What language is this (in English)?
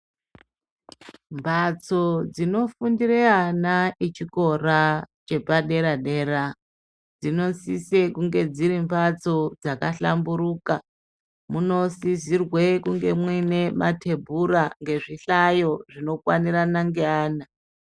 Ndau